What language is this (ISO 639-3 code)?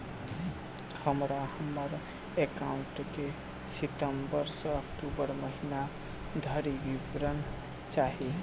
mai